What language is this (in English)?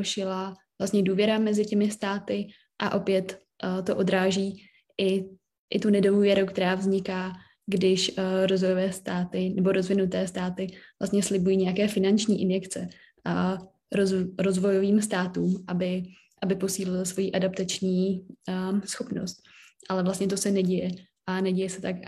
Czech